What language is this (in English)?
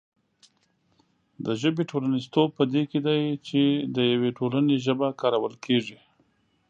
Pashto